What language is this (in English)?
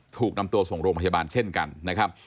Thai